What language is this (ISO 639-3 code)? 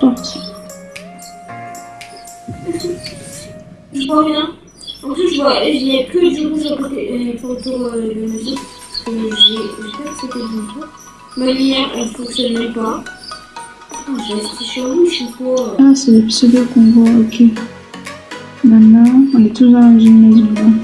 fra